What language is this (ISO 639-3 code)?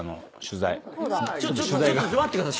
jpn